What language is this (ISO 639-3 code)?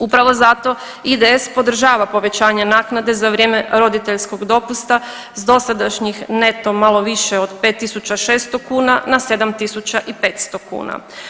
hrv